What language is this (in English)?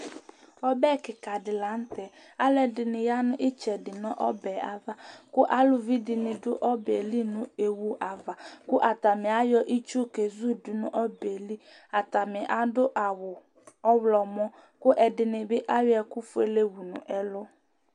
Ikposo